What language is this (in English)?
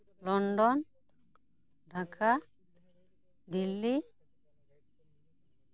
Santali